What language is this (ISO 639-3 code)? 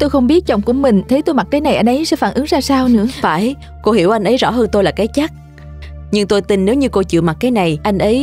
vie